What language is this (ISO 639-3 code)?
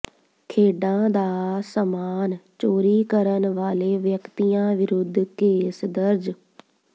pan